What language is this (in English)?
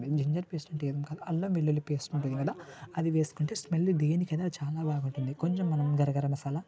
Telugu